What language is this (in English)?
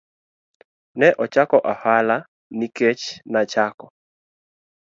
Luo (Kenya and Tanzania)